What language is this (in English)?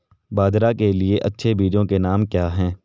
Hindi